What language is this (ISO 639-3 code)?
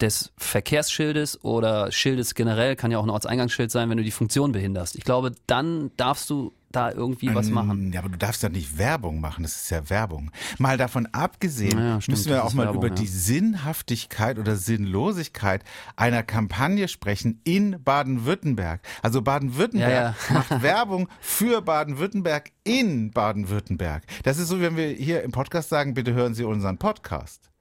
deu